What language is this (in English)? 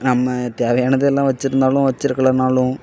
Tamil